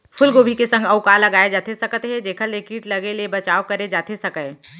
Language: Chhattisgarhi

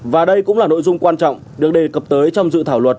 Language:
Vietnamese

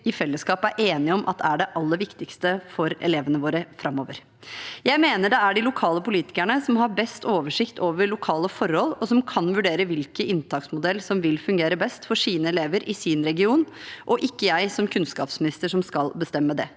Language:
Norwegian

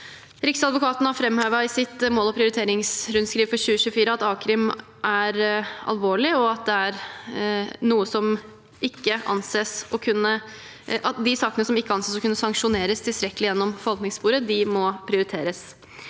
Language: Norwegian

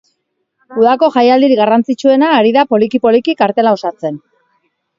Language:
Basque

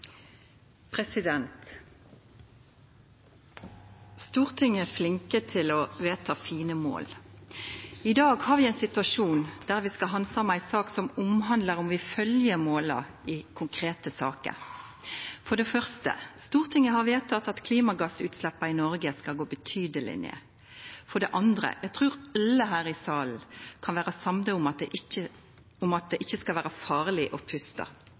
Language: Norwegian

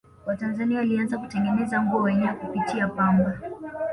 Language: Swahili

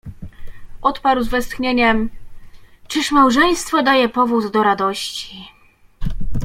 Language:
Polish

